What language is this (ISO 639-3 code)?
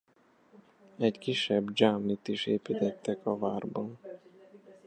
hun